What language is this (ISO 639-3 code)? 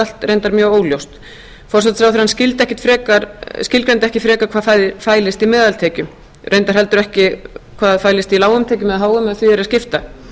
isl